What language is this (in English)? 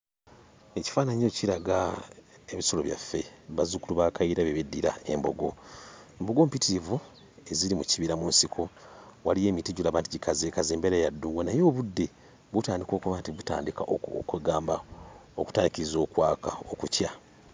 Ganda